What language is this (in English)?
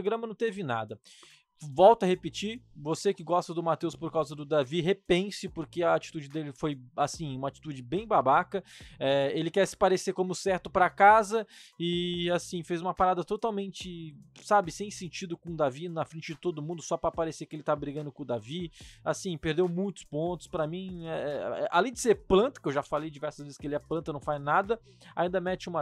Portuguese